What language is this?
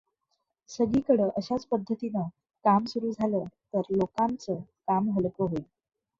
Marathi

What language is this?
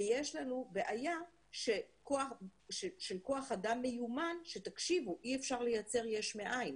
Hebrew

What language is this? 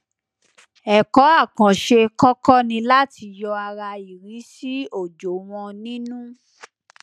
Yoruba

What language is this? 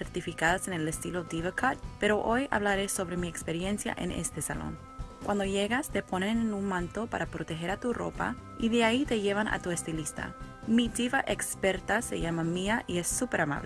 Spanish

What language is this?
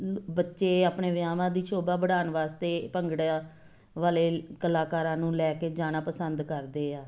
Punjabi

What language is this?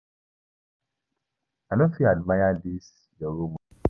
Nigerian Pidgin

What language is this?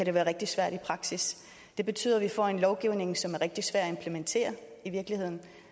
Danish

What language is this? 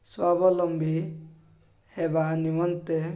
Odia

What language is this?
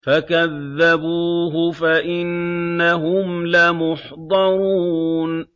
Arabic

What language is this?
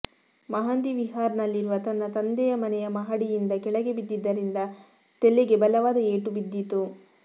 Kannada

